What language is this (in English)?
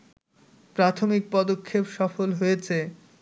Bangla